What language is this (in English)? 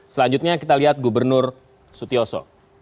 Indonesian